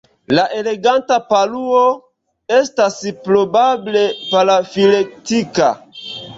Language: Esperanto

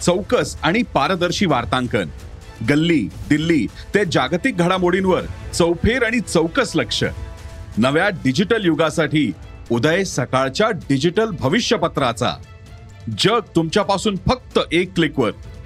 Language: Marathi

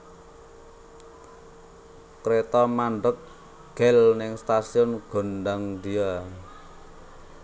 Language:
Javanese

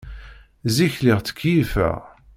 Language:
Kabyle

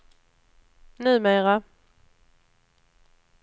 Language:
Swedish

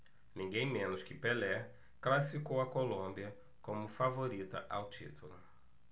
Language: Portuguese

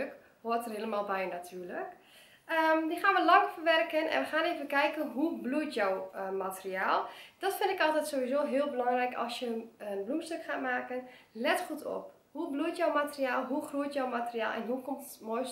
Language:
Dutch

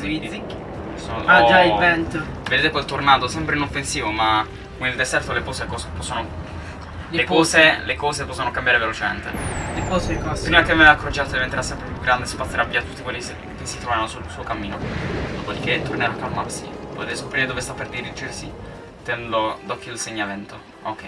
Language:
Italian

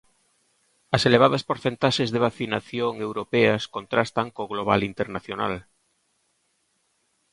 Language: Galician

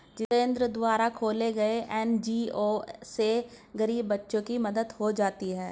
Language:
Hindi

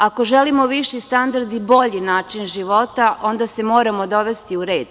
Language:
Serbian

